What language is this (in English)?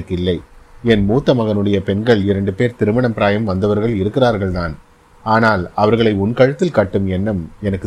Tamil